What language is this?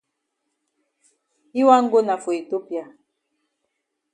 Cameroon Pidgin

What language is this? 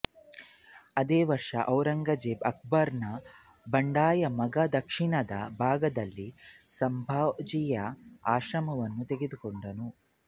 Kannada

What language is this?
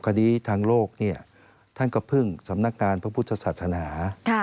Thai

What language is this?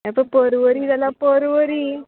Konkani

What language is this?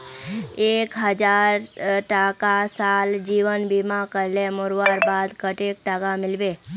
Magahi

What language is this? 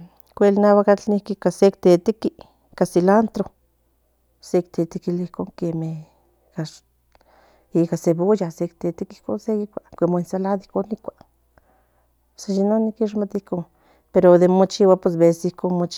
Central Nahuatl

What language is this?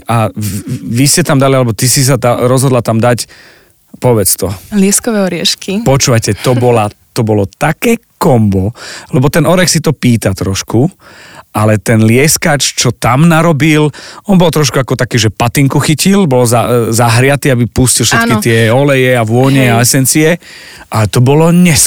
Slovak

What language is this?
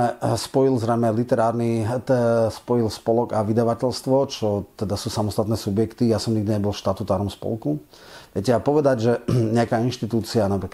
Slovak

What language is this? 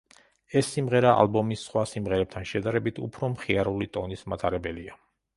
Georgian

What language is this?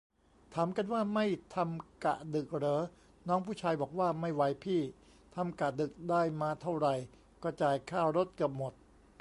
Thai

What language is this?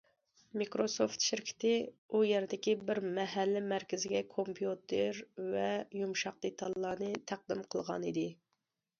Uyghur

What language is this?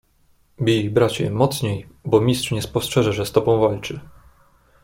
Polish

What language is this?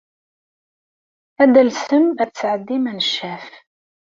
Kabyle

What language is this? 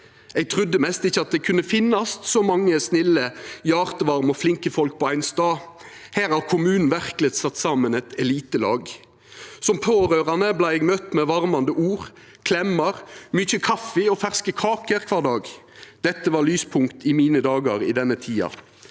Norwegian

